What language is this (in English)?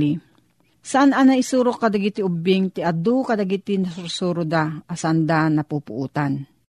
Filipino